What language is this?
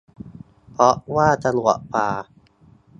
Thai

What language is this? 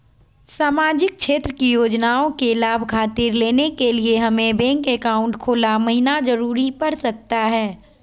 Magahi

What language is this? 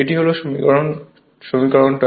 Bangla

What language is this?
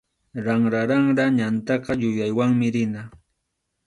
Arequipa-La Unión Quechua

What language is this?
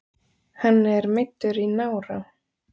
Icelandic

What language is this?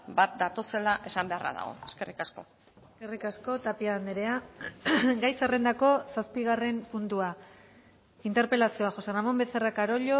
Basque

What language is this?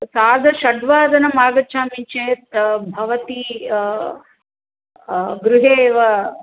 Sanskrit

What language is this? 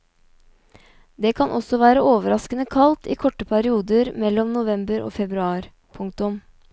Norwegian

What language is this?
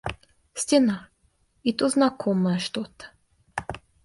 Russian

